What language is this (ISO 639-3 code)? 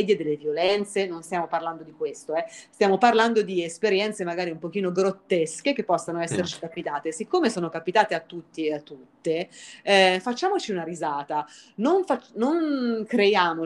ita